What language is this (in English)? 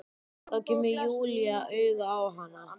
Icelandic